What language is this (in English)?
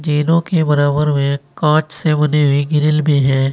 Hindi